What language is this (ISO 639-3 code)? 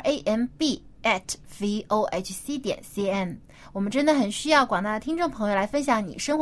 zho